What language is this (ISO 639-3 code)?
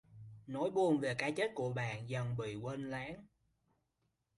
vie